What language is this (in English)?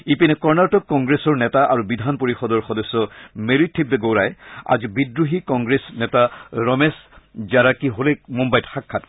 Assamese